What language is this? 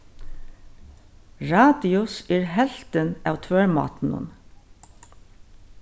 Faroese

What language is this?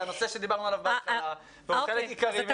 Hebrew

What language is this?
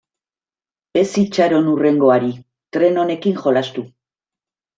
Basque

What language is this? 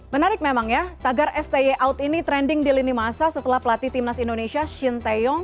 Indonesian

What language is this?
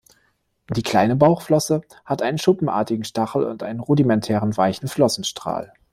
German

